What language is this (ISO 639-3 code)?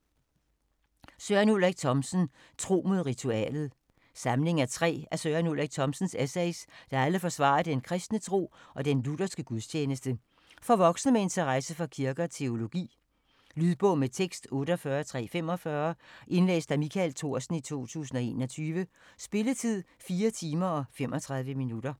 dan